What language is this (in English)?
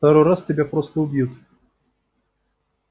Russian